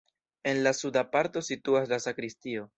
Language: Esperanto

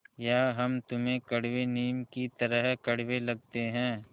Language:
Hindi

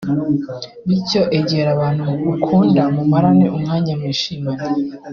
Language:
Kinyarwanda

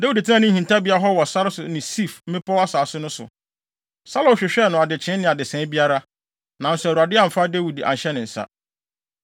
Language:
Akan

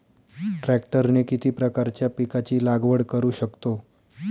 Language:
Marathi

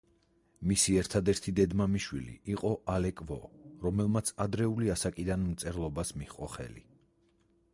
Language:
Georgian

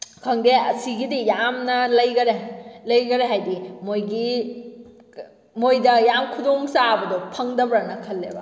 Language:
Manipuri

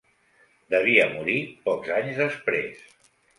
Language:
Catalan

